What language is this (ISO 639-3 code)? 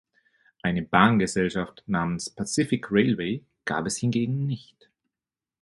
deu